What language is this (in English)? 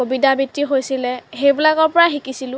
Assamese